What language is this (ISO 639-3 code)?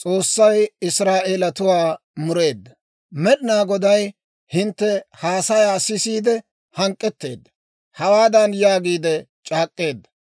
dwr